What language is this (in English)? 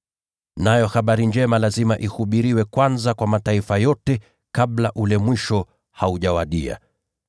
Swahili